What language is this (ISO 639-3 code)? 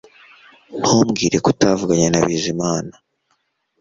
kin